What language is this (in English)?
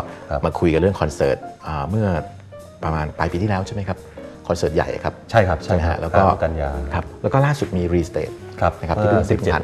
Thai